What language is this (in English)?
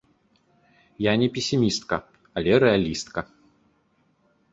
Belarusian